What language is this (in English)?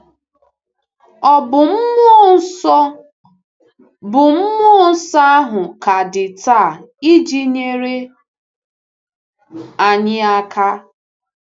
Igbo